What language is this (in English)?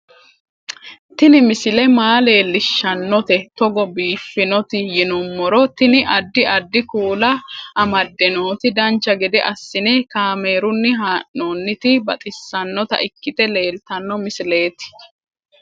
Sidamo